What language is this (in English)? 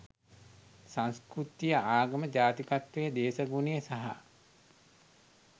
Sinhala